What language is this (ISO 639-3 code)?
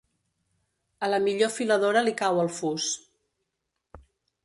cat